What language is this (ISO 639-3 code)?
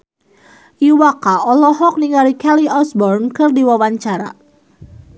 sun